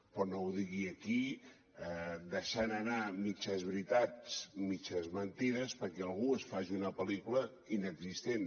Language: Catalan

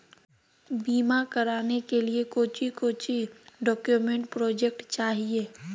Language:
Magahi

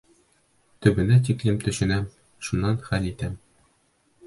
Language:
Bashkir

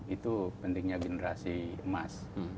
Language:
Indonesian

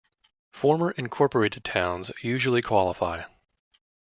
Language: English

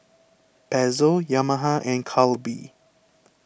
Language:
English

